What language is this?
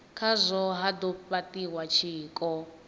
Venda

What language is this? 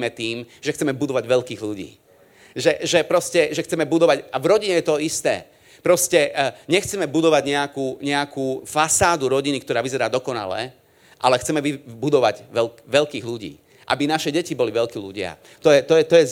Slovak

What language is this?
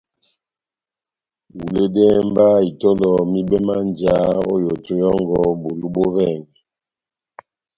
Batanga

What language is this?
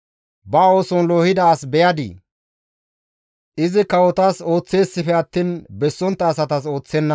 Gamo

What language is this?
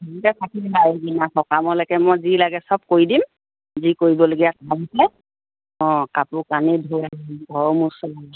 Assamese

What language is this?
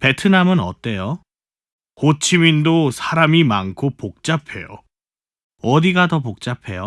Korean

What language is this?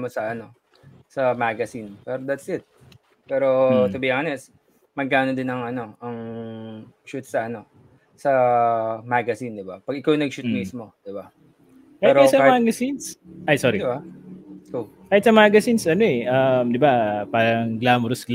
Filipino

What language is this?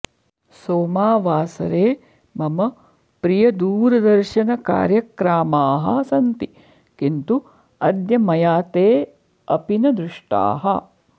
Sanskrit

